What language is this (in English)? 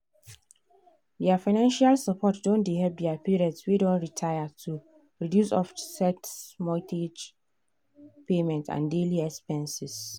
Nigerian Pidgin